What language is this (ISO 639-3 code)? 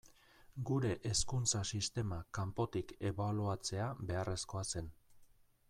eus